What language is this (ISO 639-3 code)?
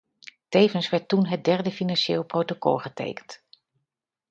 nld